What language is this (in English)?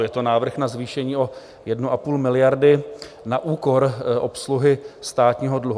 Czech